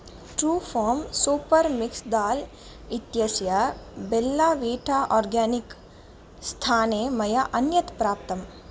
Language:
Sanskrit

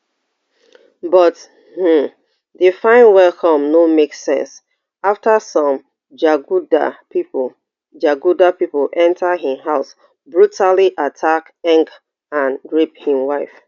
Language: Nigerian Pidgin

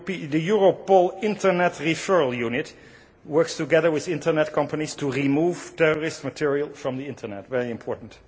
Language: English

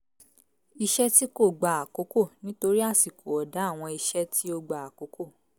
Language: Yoruba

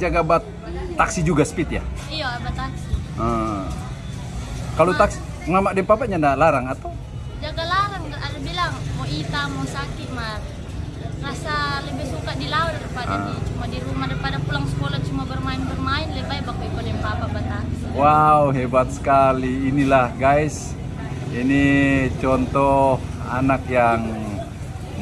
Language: Indonesian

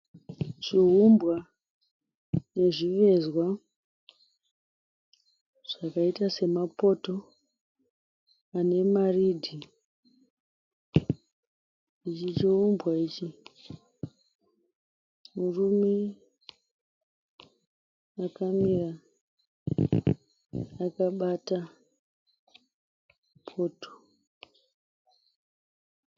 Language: Shona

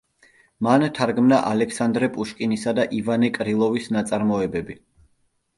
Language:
Georgian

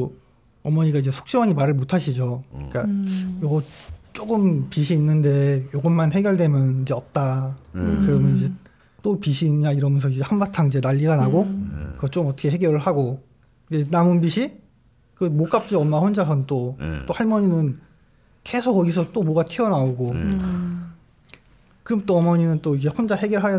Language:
Korean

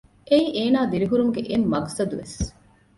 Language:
Divehi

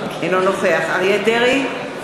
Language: Hebrew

